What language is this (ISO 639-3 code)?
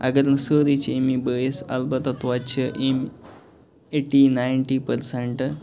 kas